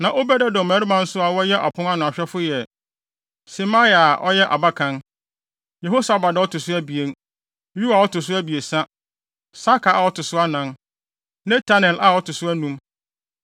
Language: Akan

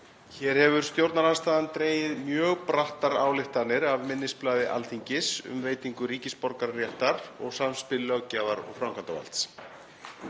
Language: Icelandic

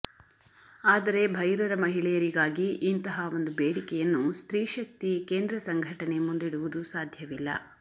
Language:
Kannada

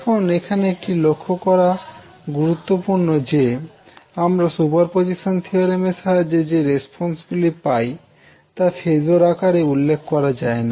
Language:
Bangla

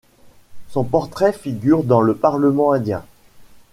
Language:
French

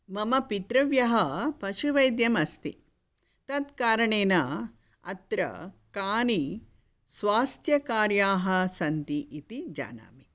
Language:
Sanskrit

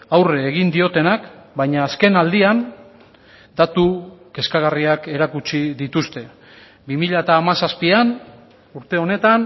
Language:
Basque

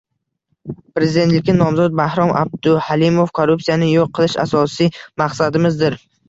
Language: Uzbek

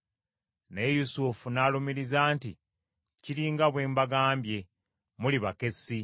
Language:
Ganda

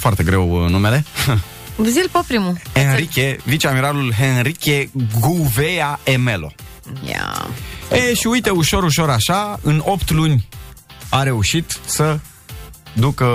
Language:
Romanian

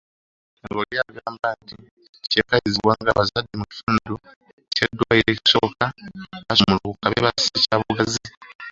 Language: Ganda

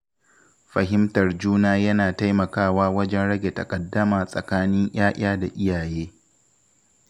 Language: Hausa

